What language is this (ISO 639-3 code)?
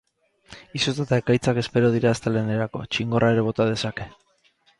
eus